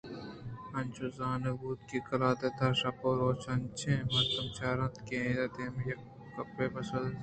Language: Eastern Balochi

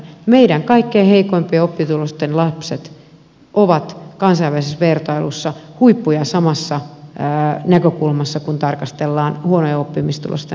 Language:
Finnish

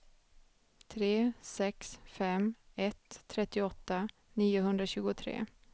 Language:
Swedish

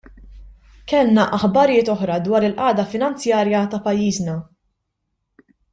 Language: Maltese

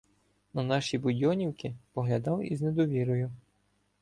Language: Ukrainian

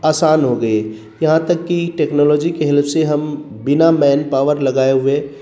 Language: Urdu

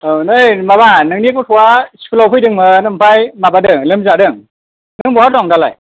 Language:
Bodo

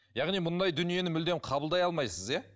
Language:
Kazakh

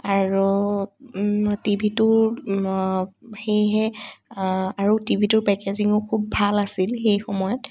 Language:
Assamese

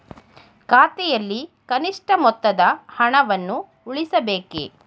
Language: Kannada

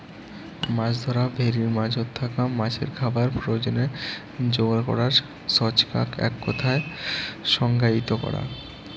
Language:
Bangla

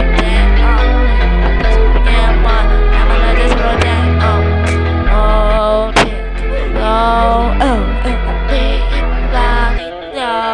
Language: English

